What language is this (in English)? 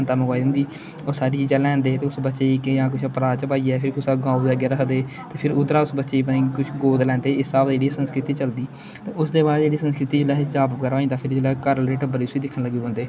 Dogri